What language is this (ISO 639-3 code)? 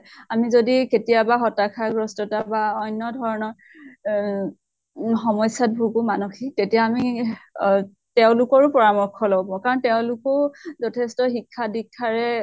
asm